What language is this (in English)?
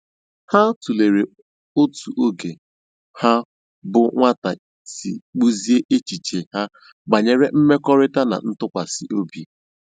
Igbo